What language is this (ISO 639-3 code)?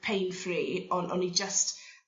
cym